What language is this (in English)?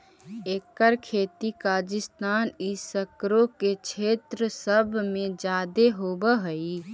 Magahi